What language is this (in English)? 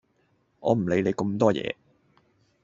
Cantonese